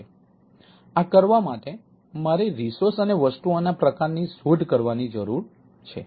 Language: Gujarati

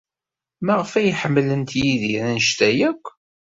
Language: Kabyle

